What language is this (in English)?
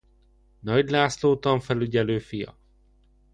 Hungarian